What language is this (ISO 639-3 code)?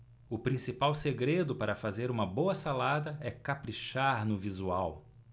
por